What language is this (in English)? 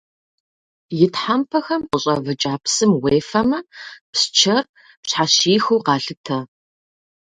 Kabardian